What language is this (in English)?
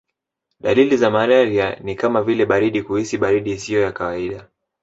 Swahili